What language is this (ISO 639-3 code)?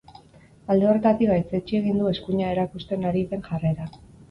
eus